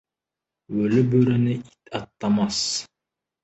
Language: Kazakh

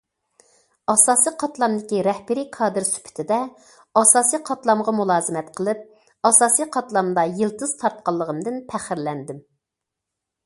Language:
Uyghur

